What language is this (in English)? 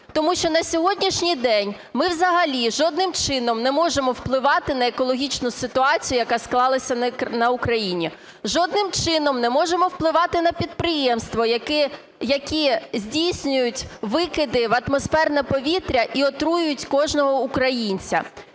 Ukrainian